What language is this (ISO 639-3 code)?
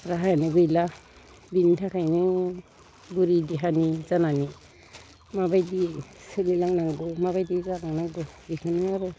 brx